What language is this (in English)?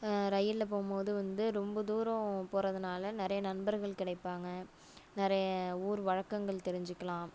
Tamil